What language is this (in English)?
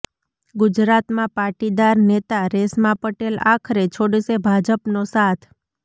Gujarati